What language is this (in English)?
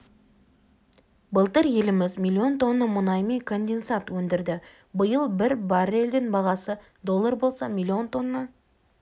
Kazakh